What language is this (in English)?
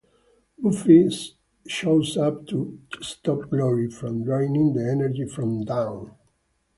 English